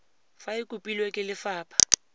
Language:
Tswana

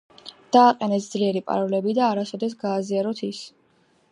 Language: Georgian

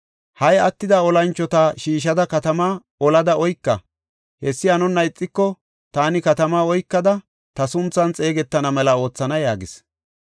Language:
Gofa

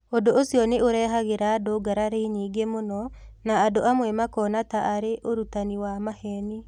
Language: Kikuyu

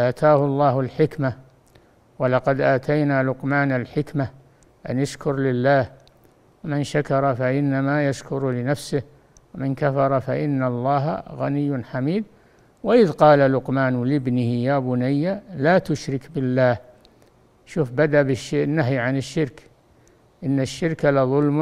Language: Arabic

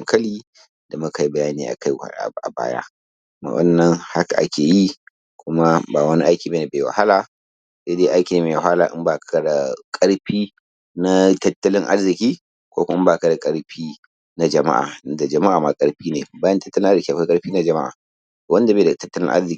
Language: Hausa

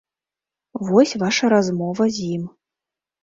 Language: Belarusian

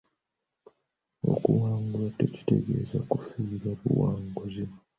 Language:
Ganda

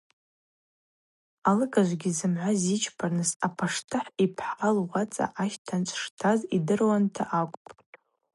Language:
Abaza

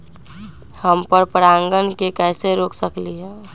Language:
Magahi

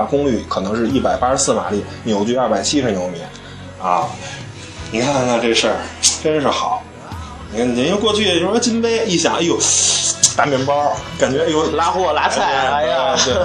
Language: Chinese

